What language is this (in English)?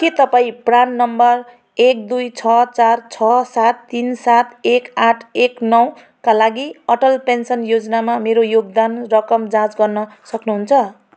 Nepali